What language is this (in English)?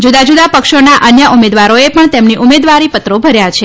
Gujarati